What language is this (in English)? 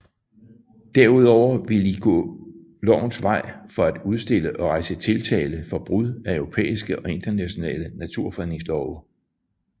Danish